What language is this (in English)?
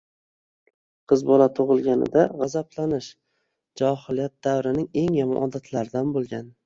Uzbek